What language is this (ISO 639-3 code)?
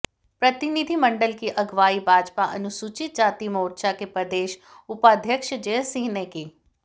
hin